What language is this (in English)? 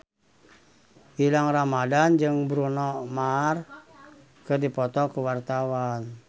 Sundanese